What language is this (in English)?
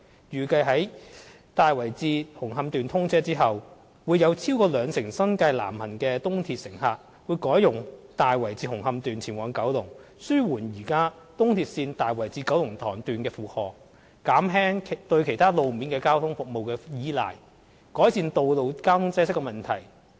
Cantonese